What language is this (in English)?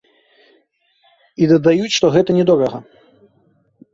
Belarusian